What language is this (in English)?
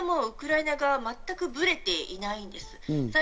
Japanese